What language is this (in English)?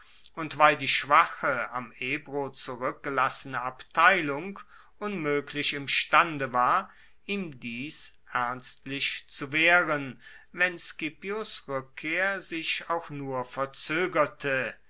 German